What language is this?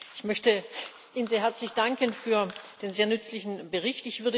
German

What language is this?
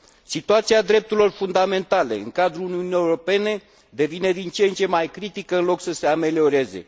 Romanian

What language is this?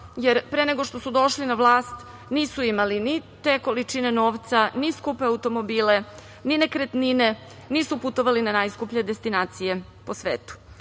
Serbian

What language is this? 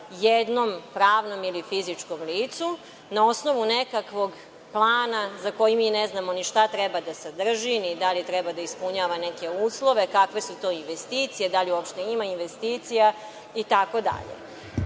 Serbian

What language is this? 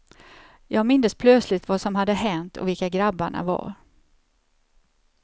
Swedish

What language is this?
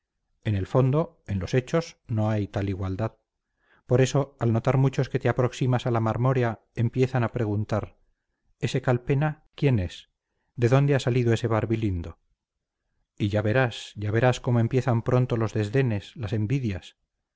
Spanish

